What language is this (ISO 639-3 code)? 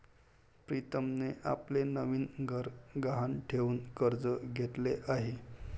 mar